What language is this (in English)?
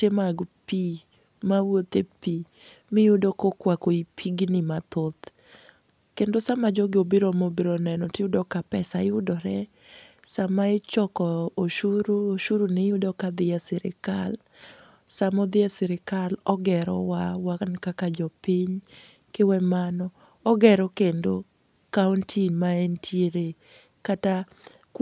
Luo (Kenya and Tanzania)